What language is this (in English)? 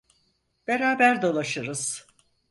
Turkish